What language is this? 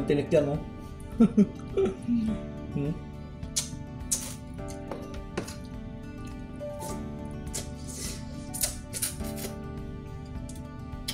Filipino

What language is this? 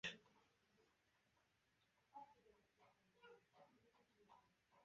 Uzbek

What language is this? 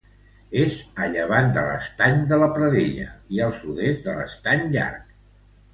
Catalan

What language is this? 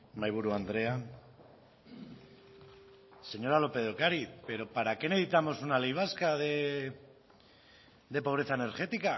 Spanish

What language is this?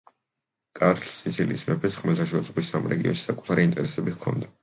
Georgian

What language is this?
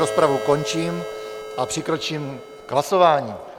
Czech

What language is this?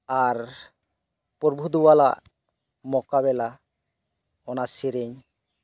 Santali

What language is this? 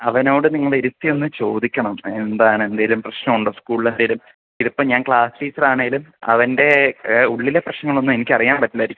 Malayalam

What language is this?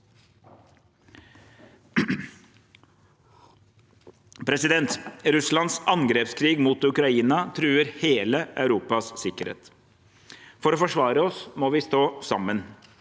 Norwegian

